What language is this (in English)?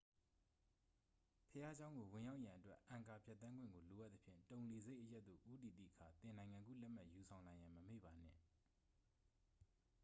Burmese